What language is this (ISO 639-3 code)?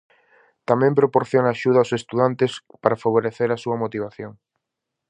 glg